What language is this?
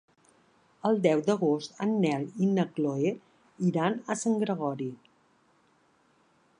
Catalan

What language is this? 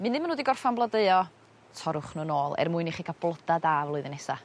Welsh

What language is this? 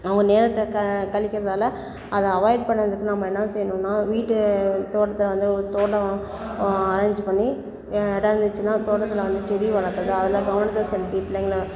Tamil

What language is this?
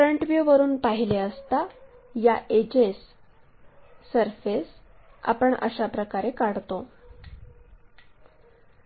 Marathi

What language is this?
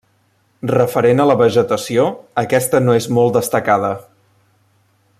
Catalan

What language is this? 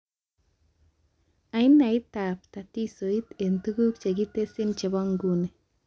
Kalenjin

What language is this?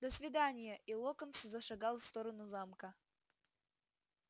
Russian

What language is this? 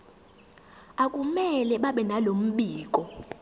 Zulu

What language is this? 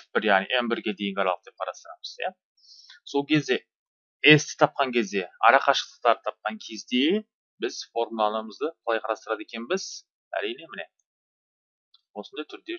Turkish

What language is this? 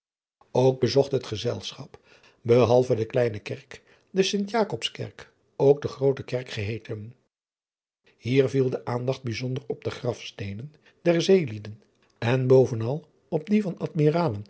Dutch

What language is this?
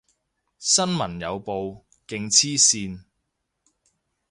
Cantonese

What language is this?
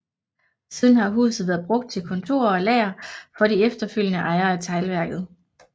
Danish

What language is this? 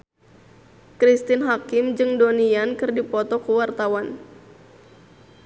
Sundanese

